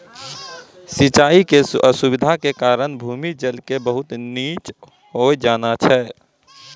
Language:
Maithili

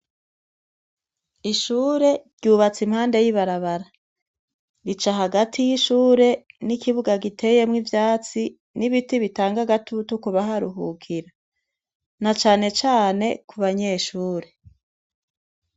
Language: Rundi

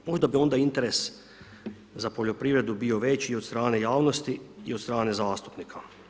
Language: Croatian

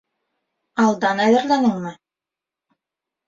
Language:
Bashkir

